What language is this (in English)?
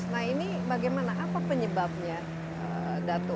Indonesian